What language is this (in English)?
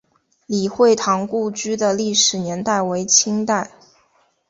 Chinese